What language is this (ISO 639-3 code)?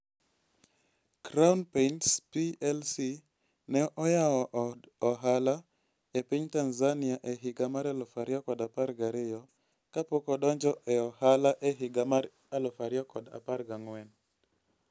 luo